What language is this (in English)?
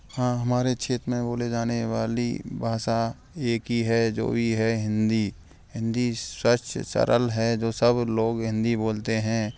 Hindi